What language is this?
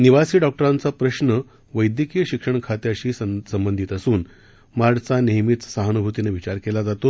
Marathi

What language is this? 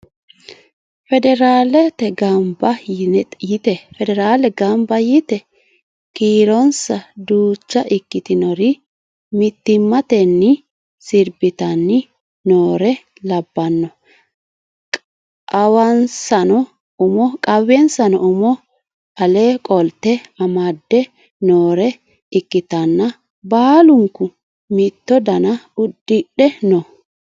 Sidamo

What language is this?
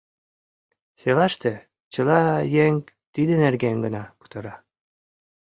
Mari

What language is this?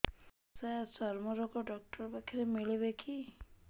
Odia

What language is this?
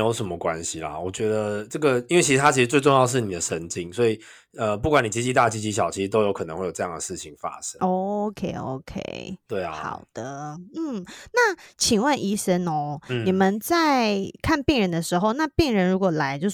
Chinese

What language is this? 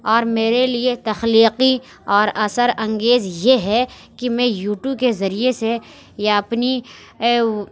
Urdu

